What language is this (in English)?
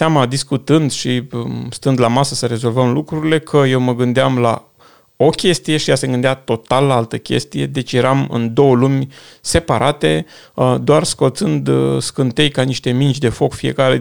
Romanian